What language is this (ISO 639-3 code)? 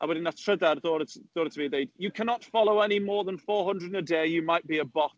cym